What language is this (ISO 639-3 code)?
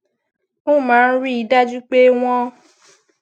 yor